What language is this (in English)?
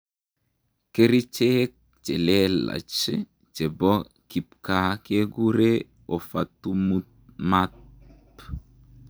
Kalenjin